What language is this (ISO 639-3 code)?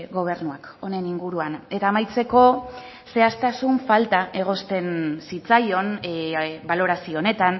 eus